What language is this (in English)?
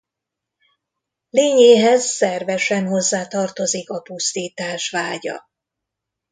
Hungarian